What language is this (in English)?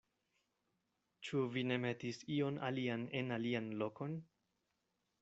Esperanto